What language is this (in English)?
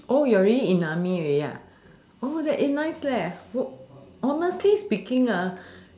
English